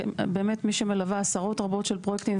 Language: Hebrew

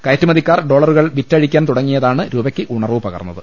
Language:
Malayalam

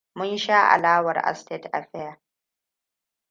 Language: Hausa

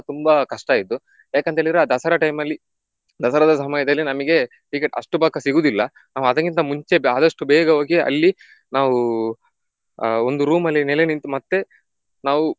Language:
Kannada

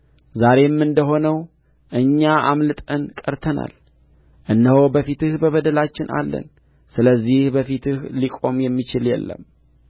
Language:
Amharic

